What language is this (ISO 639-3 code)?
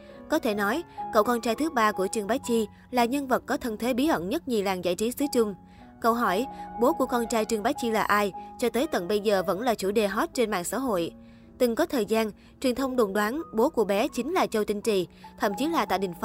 vie